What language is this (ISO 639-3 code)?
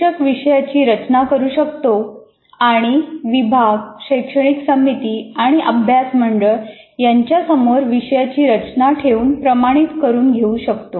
mar